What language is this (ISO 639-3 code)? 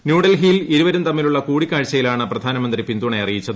mal